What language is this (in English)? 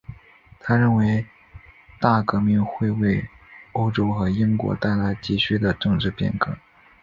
Chinese